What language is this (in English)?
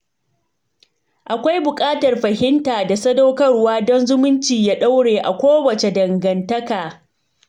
Hausa